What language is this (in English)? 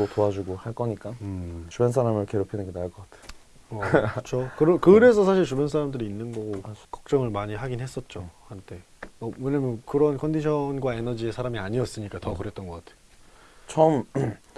Korean